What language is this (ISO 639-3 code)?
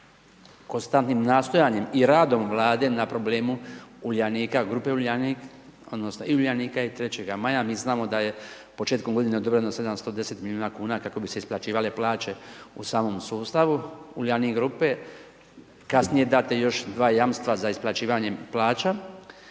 hrv